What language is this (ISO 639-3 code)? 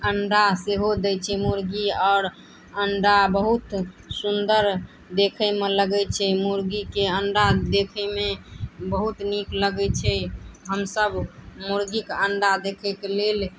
mai